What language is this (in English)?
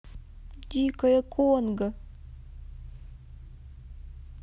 Russian